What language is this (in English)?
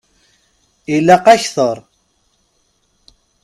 Kabyle